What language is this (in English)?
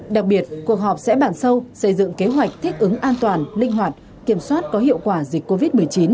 Vietnamese